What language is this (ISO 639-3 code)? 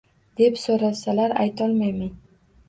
uzb